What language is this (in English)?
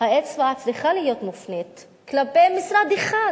Hebrew